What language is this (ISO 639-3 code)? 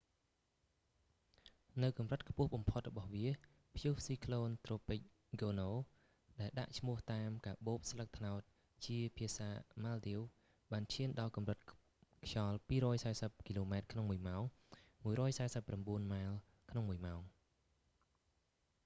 khm